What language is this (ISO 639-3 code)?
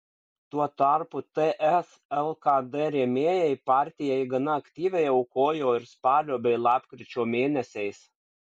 lit